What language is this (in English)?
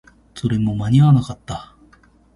Japanese